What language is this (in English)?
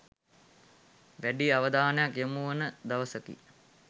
Sinhala